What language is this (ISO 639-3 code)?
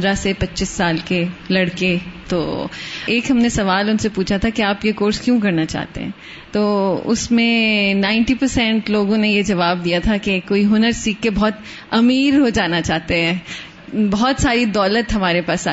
urd